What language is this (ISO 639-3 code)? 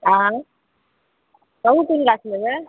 mai